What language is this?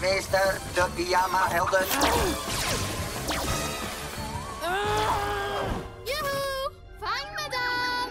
Dutch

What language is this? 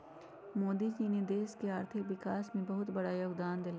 Magahi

